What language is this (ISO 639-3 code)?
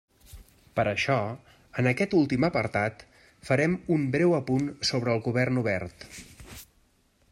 cat